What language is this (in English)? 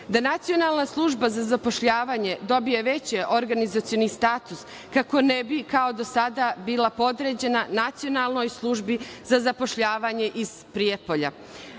Serbian